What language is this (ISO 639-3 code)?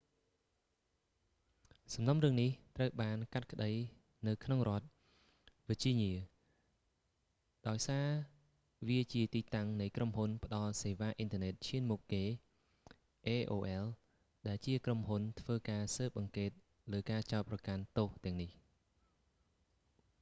khm